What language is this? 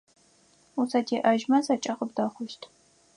Adyghe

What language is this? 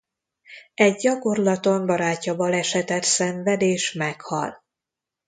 Hungarian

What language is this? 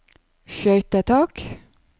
Norwegian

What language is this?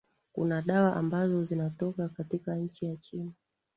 Swahili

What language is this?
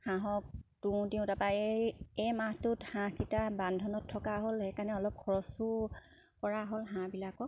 Assamese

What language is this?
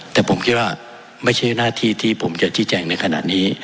Thai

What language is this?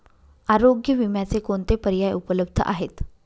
Marathi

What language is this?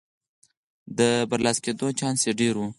Pashto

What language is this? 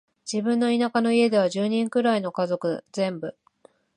Japanese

